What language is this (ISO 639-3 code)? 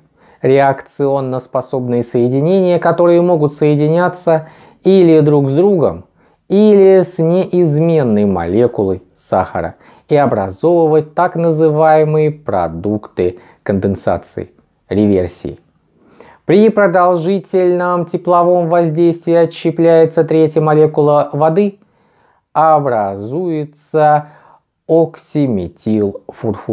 rus